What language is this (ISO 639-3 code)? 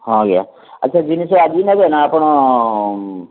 ori